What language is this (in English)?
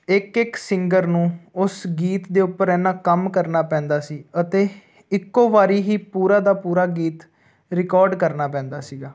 Punjabi